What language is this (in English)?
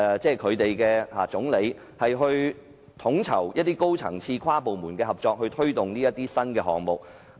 Cantonese